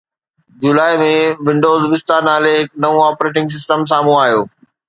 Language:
Sindhi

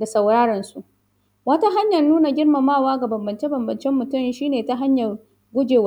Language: Hausa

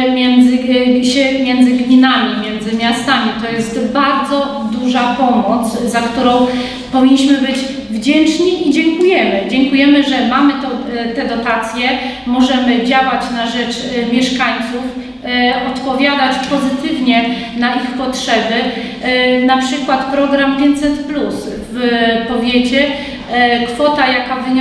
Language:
Polish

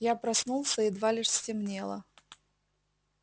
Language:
Russian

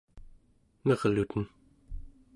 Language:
Central Yupik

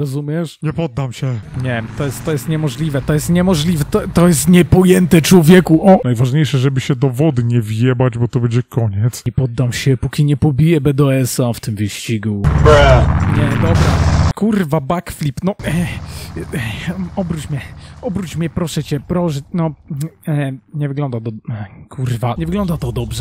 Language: Polish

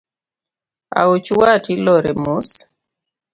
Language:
Luo (Kenya and Tanzania)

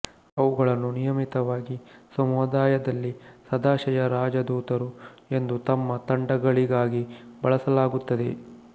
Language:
Kannada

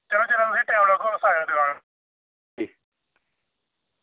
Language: Dogri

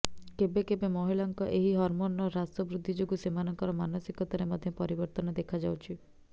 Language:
Odia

